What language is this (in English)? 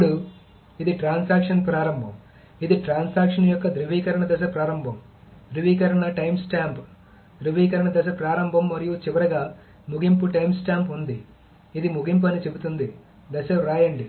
Telugu